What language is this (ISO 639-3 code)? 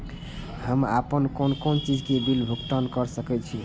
mai